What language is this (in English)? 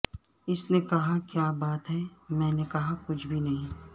Urdu